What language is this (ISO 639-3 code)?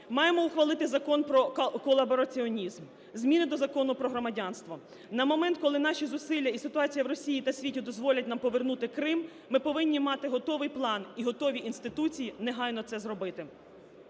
ukr